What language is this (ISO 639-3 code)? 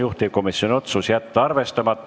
est